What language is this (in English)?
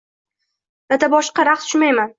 Uzbek